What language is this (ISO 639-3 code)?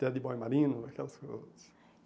por